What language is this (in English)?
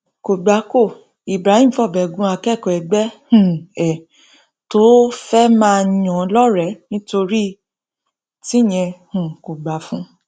Yoruba